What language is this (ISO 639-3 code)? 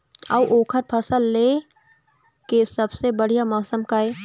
hne